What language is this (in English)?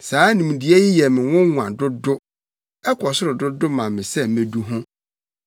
Akan